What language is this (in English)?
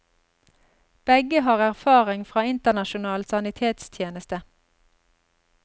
Norwegian